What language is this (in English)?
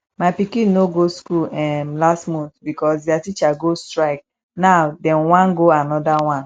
Nigerian Pidgin